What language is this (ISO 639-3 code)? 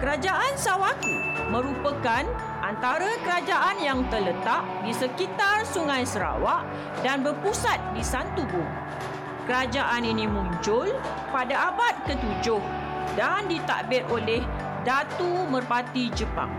msa